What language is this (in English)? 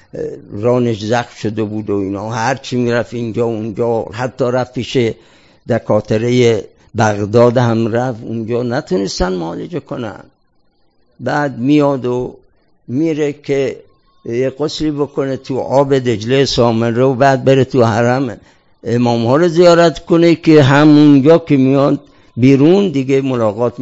Persian